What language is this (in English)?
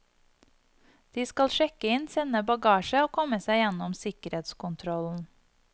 Norwegian